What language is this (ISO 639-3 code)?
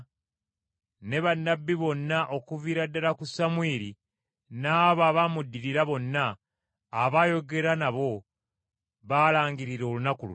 lug